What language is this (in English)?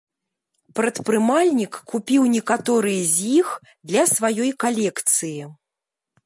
Belarusian